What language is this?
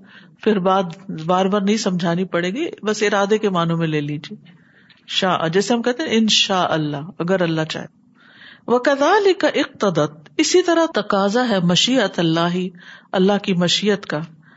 Urdu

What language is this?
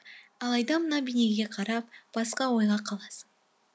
Kazakh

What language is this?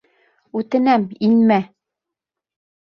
Bashkir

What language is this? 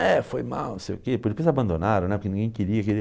Portuguese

